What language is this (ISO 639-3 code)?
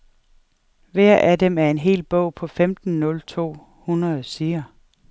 dan